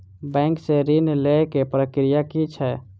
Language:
Maithili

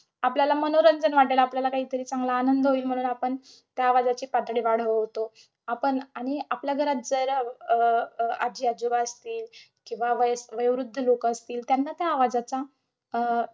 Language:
Marathi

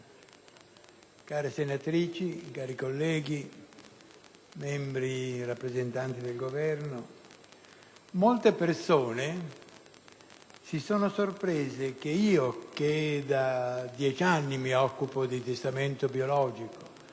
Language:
Italian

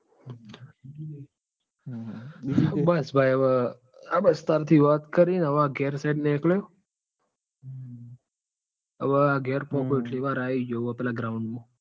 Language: Gujarati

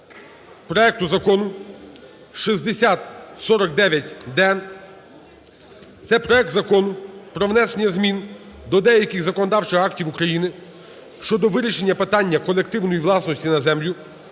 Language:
Ukrainian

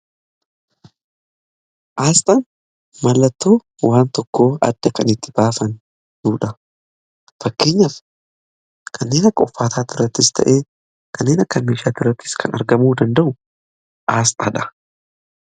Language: Oromo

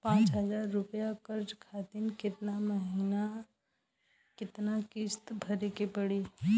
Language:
Bhojpuri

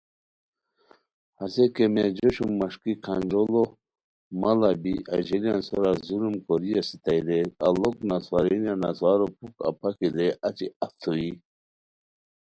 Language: Khowar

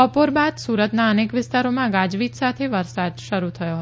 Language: Gujarati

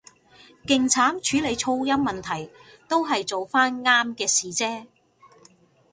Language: Cantonese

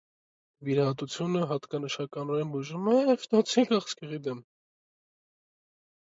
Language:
Armenian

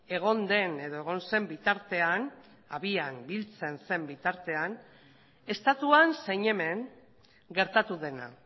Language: Basque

